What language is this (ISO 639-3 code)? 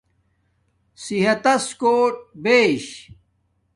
dmk